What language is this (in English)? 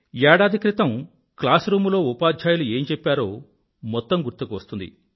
Telugu